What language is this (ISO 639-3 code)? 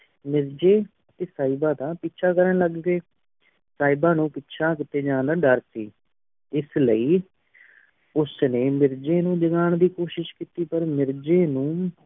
pan